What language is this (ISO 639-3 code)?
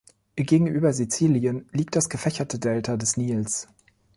deu